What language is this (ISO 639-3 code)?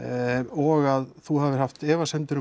isl